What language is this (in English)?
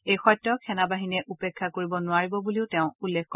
Assamese